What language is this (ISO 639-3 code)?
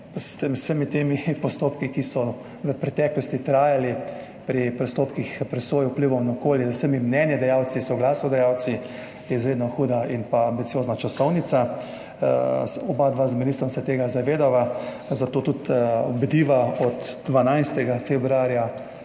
slv